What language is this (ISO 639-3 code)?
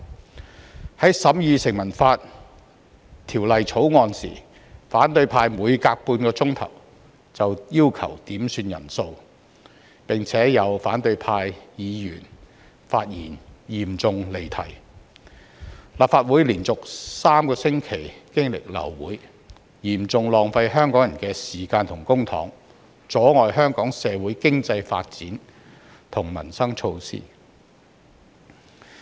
yue